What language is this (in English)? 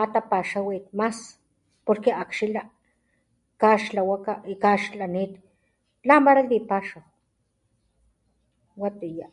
Papantla Totonac